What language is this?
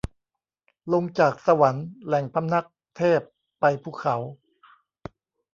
Thai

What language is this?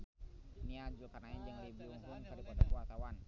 Sundanese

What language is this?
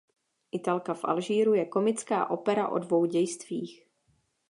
Czech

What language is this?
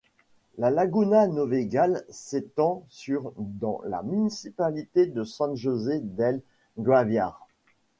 French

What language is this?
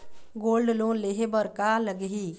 Chhattisgarhi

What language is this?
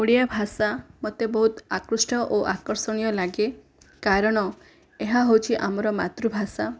Odia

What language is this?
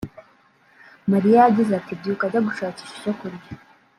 Kinyarwanda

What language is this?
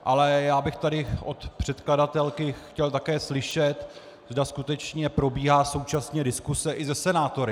Czech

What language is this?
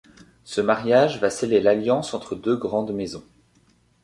French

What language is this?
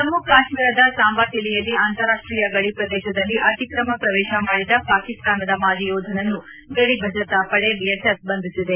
Kannada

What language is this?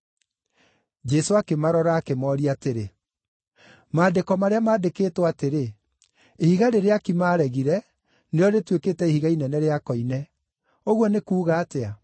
Kikuyu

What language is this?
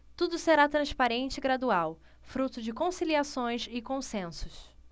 Portuguese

